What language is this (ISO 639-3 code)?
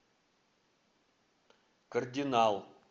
rus